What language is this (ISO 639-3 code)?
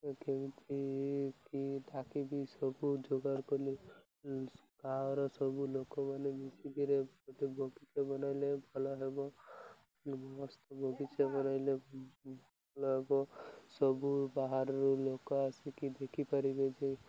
ori